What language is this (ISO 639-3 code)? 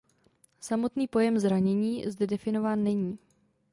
ces